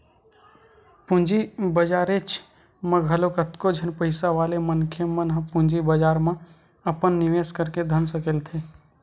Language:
Chhattisgarhi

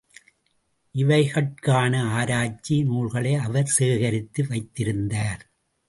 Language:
Tamil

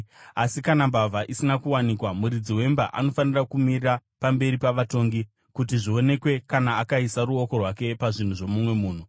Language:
Shona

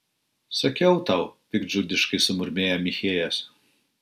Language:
Lithuanian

